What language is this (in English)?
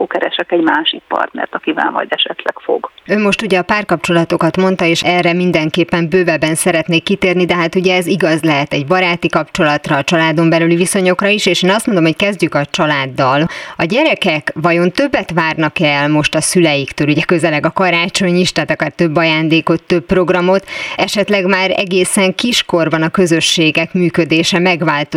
Hungarian